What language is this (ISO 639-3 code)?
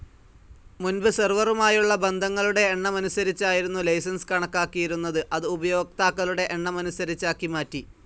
mal